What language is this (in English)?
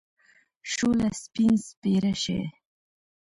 Pashto